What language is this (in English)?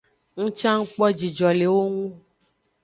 Aja (Benin)